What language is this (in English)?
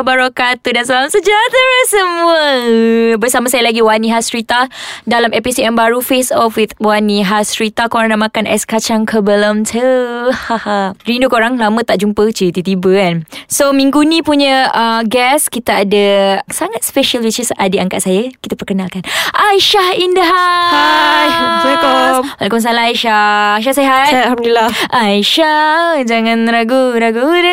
Malay